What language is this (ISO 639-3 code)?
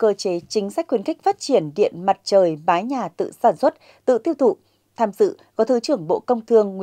vie